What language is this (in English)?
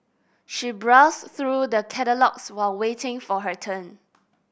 English